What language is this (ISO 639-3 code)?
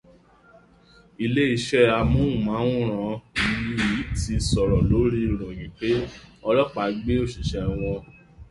yor